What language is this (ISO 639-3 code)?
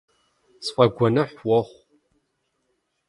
kbd